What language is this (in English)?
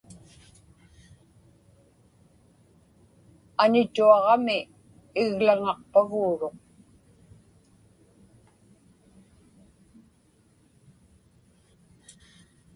Inupiaq